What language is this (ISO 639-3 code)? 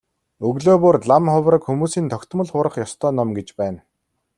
mon